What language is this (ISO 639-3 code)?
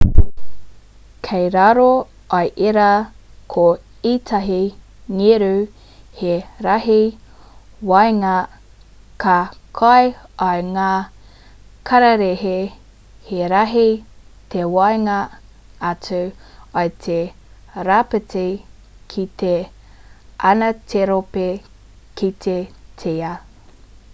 mri